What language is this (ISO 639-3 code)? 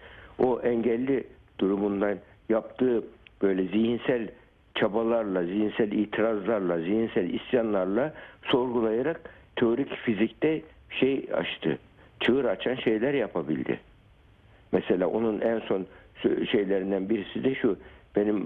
tur